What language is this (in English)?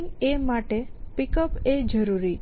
Gujarati